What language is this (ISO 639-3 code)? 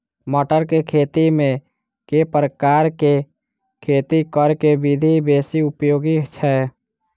mai